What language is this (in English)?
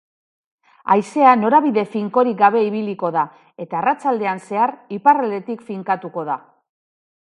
Basque